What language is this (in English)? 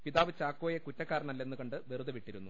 Malayalam